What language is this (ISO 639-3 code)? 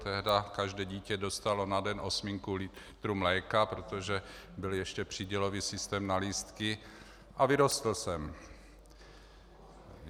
ces